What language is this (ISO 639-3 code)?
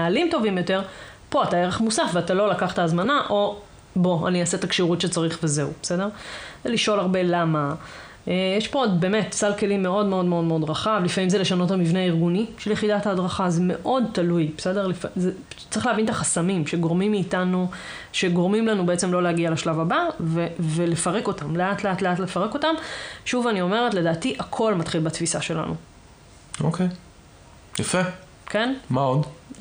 heb